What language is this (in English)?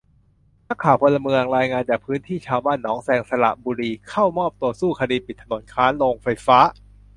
Thai